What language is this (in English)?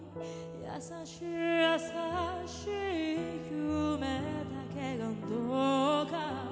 Japanese